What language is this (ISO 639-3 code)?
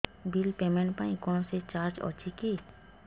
ori